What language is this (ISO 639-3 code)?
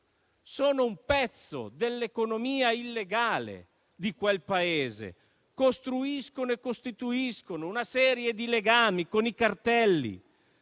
ita